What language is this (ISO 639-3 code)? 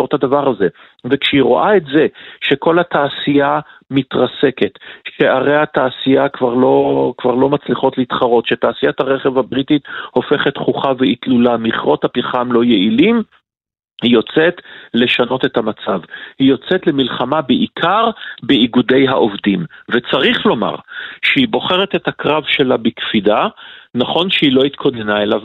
heb